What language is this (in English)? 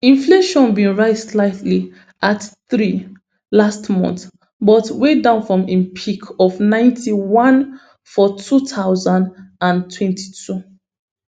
Nigerian Pidgin